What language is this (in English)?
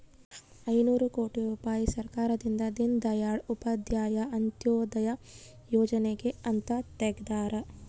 Kannada